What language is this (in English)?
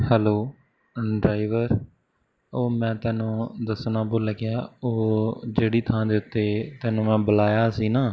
Punjabi